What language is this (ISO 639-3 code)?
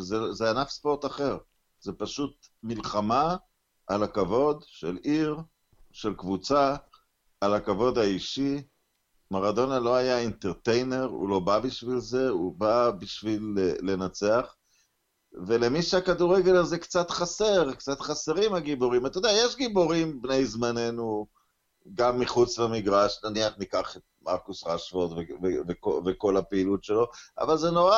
heb